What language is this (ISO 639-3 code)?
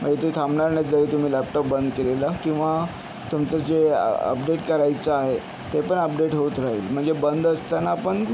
mar